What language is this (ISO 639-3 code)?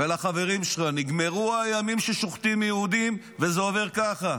heb